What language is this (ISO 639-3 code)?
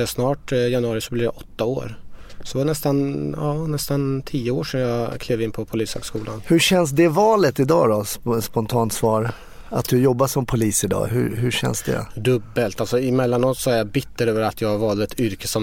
swe